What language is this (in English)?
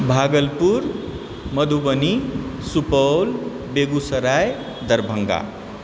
Maithili